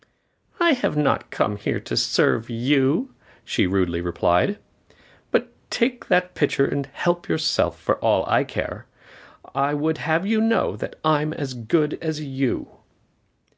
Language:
English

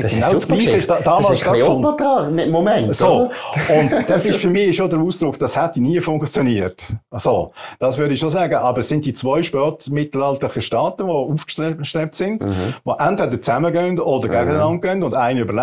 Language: German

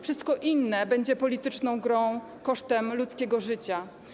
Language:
Polish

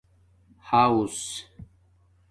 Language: Domaaki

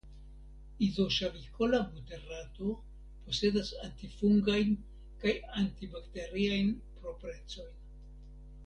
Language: Esperanto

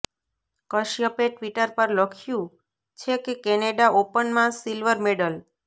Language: Gujarati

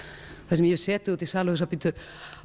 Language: Icelandic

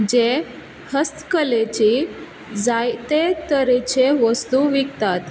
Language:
Konkani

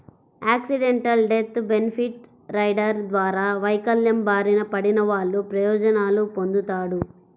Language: Telugu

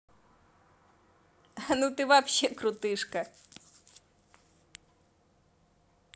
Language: Russian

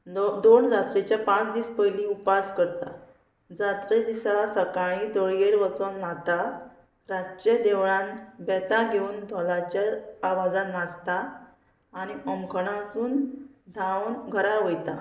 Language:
Konkani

